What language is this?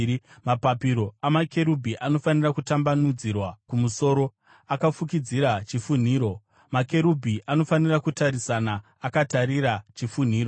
Shona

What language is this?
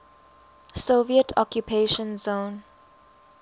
English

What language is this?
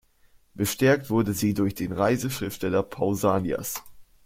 German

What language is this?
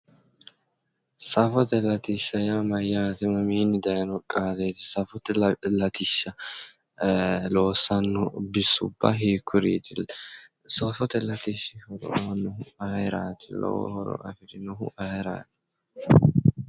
Sidamo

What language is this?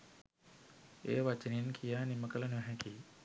Sinhala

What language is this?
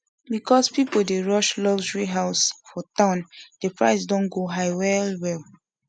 Nigerian Pidgin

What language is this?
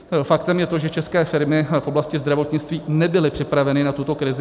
Czech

